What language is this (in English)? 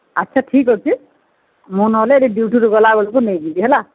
Odia